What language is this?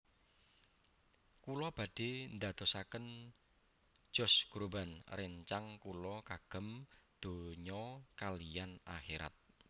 Javanese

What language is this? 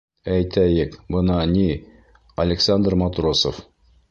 Bashkir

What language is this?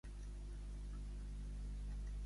Catalan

